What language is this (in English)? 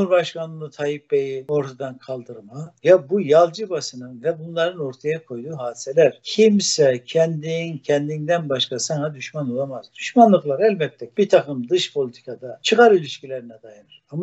Turkish